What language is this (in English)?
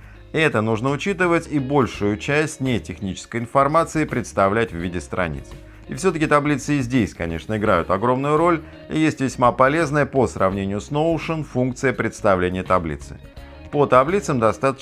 Russian